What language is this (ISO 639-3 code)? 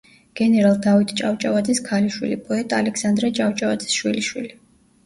kat